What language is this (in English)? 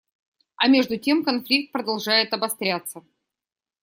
Russian